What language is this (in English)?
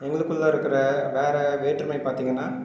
Tamil